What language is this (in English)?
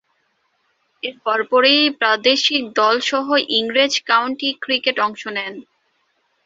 Bangla